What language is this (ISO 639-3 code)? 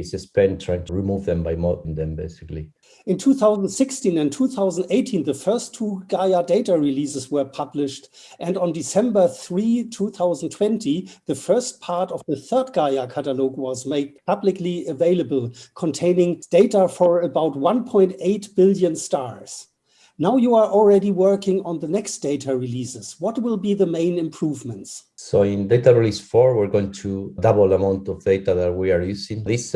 eng